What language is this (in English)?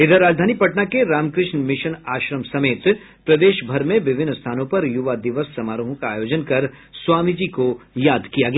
Hindi